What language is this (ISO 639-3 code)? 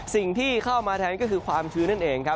tha